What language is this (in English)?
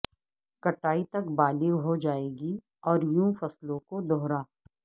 Urdu